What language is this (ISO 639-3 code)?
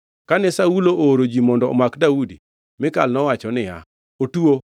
luo